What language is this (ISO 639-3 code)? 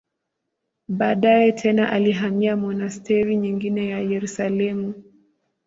swa